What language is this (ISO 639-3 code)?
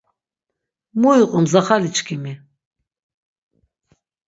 lzz